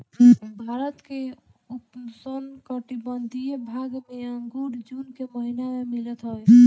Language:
Bhojpuri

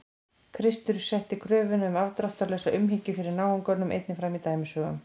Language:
Icelandic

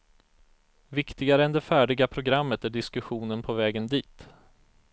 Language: Swedish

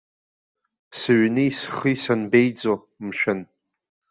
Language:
Abkhazian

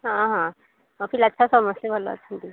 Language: Odia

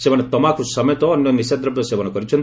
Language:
Odia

